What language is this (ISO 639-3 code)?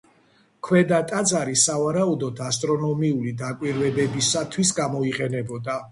kat